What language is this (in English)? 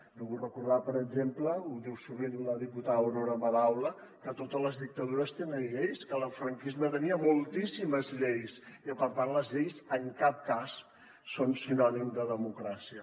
Catalan